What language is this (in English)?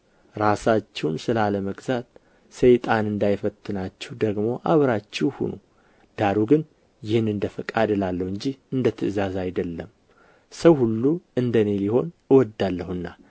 Amharic